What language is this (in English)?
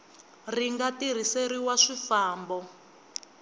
Tsonga